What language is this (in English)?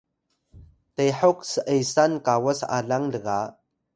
Atayal